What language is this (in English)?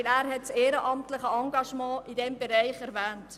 Swiss German